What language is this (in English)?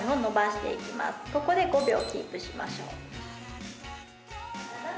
Japanese